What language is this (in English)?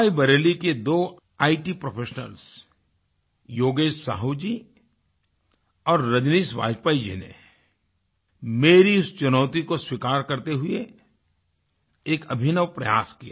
Hindi